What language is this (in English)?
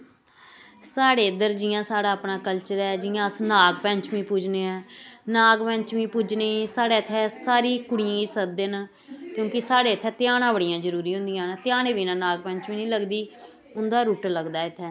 Dogri